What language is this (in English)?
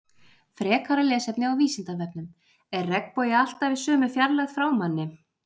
Icelandic